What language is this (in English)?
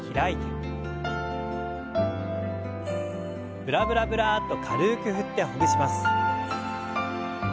Japanese